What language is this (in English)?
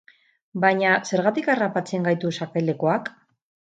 Basque